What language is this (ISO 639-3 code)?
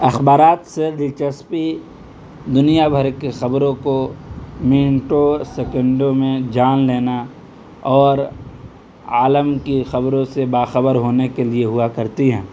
urd